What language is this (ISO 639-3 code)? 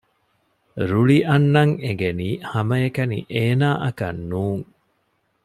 div